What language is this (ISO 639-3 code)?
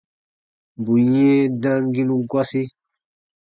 bba